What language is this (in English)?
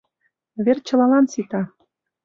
Mari